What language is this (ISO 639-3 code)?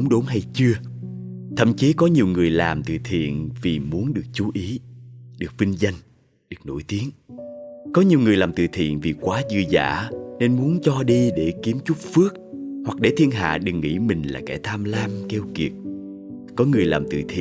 vie